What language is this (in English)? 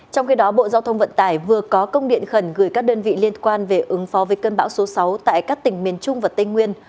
Vietnamese